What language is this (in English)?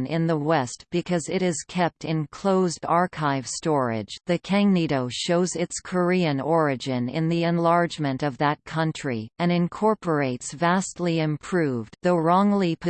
English